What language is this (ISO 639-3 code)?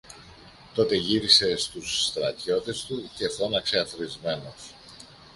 ell